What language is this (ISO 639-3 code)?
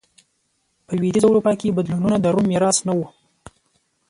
pus